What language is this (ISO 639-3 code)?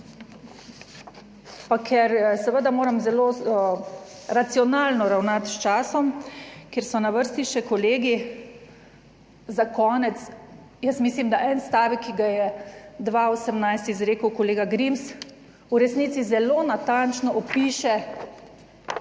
slv